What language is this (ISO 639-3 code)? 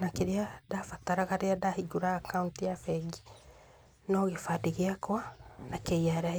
kik